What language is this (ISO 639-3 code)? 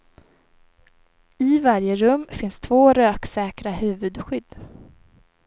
swe